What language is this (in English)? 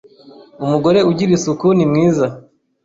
Kinyarwanda